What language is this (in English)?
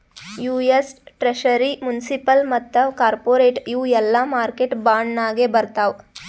Kannada